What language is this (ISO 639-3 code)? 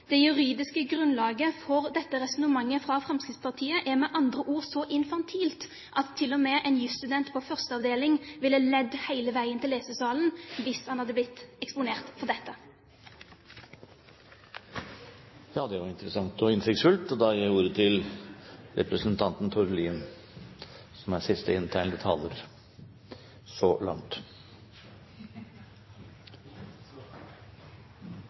nor